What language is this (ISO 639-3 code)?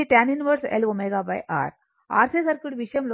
tel